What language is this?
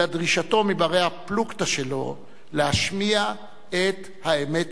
Hebrew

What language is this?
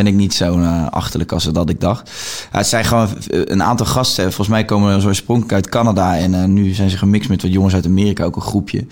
Dutch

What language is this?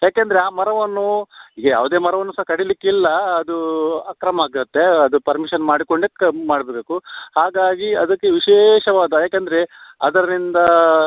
Kannada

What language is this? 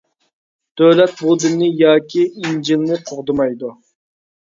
Uyghur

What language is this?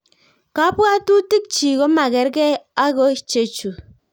Kalenjin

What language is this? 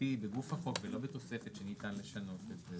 Hebrew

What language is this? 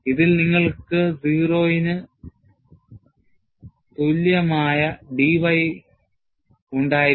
Malayalam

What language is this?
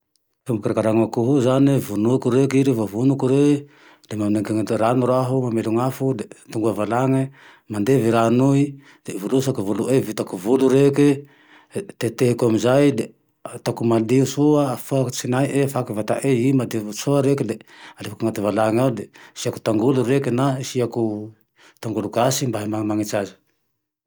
Tandroy-Mahafaly Malagasy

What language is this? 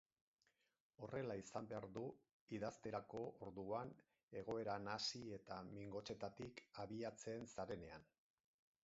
Basque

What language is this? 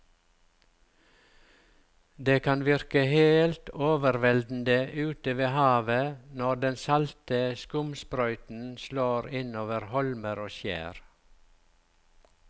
Norwegian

